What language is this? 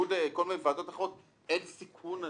Hebrew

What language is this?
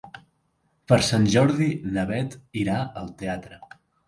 Catalan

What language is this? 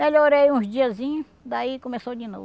Portuguese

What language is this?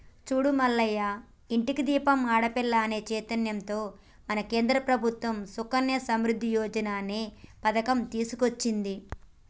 Telugu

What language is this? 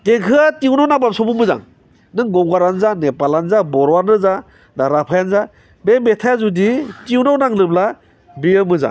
Bodo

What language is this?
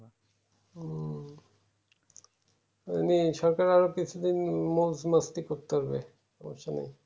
Bangla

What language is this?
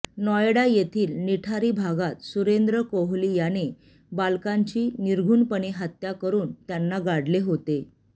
Marathi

